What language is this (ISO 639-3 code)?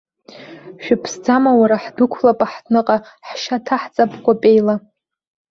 abk